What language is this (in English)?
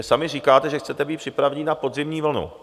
Czech